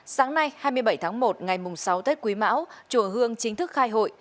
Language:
Vietnamese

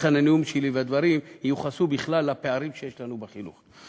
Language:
Hebrew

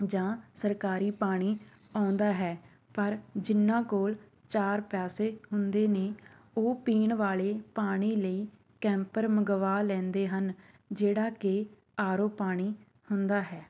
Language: Punjabi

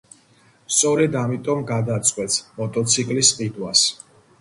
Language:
Georgian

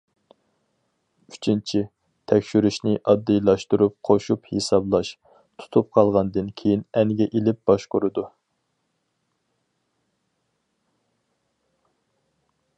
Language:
Uyghur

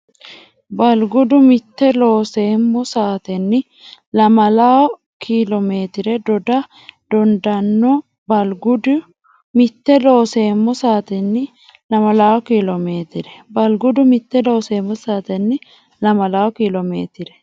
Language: Sidamo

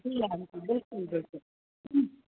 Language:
Sindhi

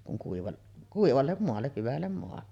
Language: Finnish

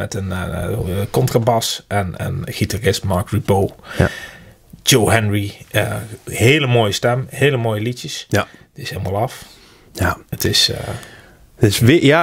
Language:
Dutch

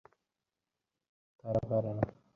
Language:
Bangla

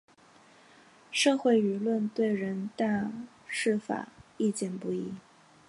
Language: Chinese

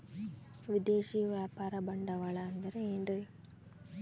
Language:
Kannada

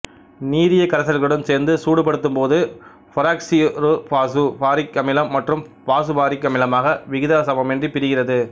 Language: Tamil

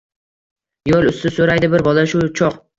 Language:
Uzbek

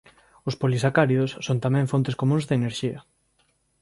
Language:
Galician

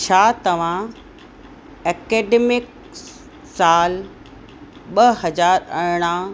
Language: Sindhi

